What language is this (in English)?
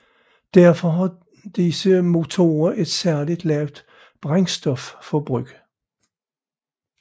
Danish